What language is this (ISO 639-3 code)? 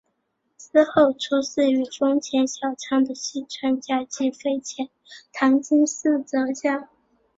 zho